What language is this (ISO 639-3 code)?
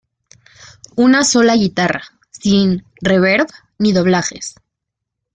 spa